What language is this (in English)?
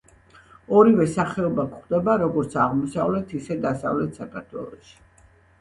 Georgian